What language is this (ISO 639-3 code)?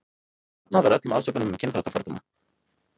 isl